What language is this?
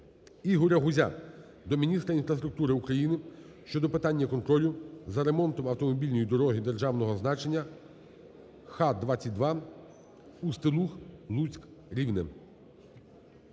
Ukrainian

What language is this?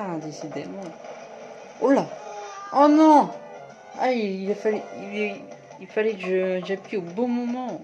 French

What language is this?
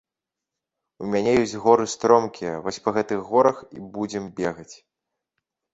Belarusian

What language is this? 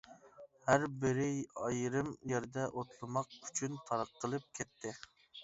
Uyghur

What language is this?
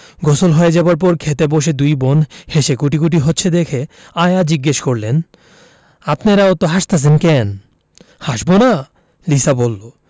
Bangla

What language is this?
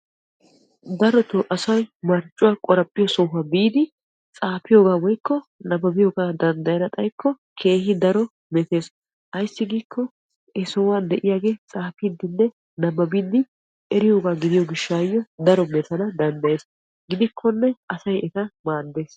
Wolaytta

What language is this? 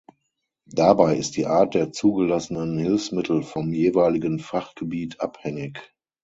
German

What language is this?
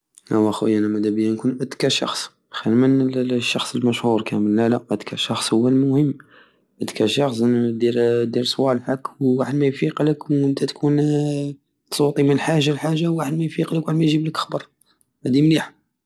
Algerian Saharan Arabic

